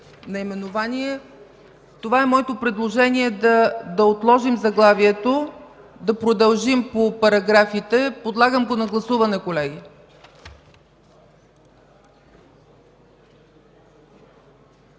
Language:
Bulgarian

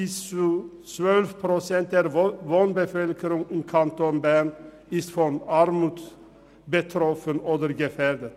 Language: Swiss German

